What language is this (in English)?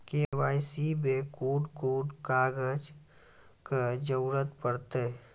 Maithili